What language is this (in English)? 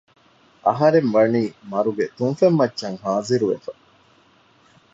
Divehi